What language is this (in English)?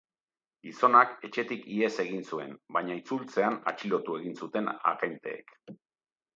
Basque